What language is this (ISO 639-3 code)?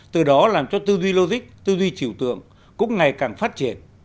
vie